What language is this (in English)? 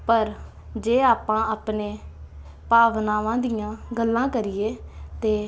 Punjabi